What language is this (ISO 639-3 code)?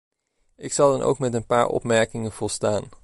nld